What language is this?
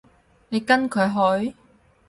Cantonese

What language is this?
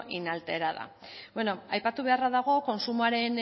Basque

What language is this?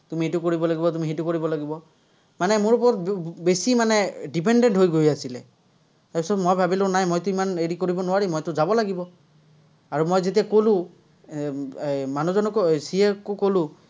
Assamese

